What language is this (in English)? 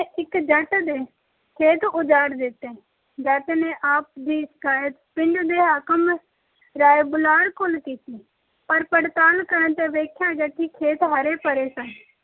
Punjabi